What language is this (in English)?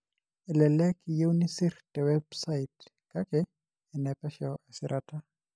Masai